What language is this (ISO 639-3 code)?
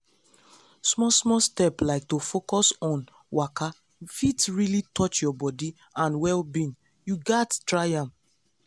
pcm